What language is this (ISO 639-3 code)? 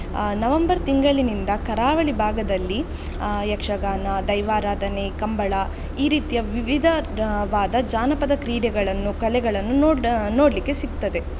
kan